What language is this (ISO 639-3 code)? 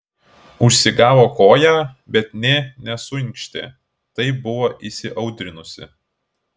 lit